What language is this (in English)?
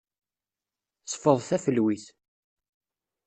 Kabyle